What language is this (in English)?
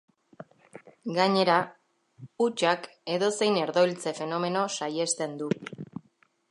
Basque